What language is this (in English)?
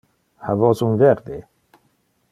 Interlingua